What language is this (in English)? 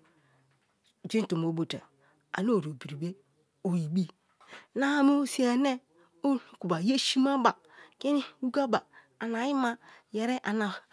Kalabari